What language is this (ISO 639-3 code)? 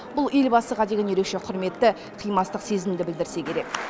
kaz